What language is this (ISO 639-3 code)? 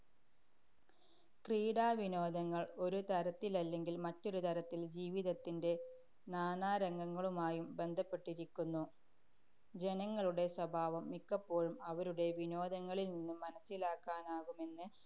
mal